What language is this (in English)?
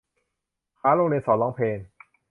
Thai